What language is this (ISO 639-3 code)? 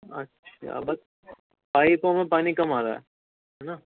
urd